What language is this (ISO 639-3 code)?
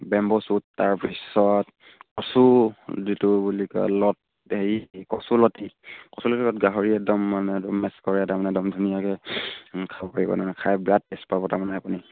asm